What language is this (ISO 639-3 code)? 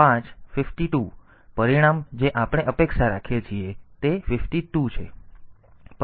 guj